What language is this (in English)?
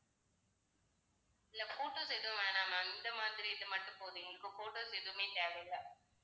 Tamil